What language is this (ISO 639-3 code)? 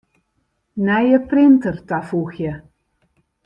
fry